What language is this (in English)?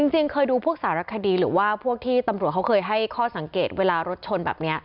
Thai